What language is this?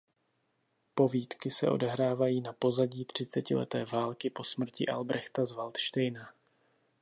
Czech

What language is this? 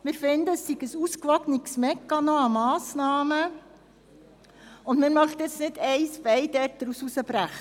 Swiss German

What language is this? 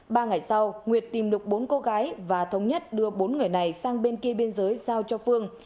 Vietnamese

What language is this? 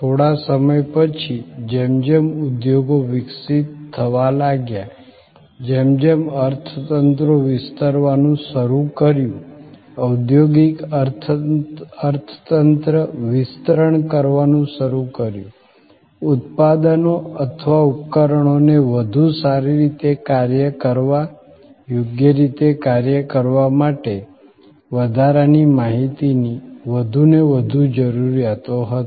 Gujarati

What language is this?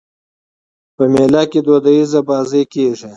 Pashto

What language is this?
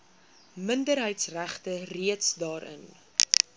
Afrikaans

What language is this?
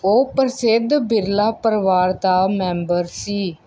Punjabi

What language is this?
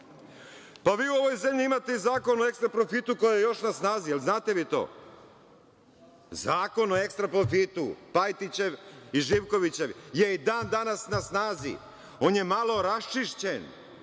Serbian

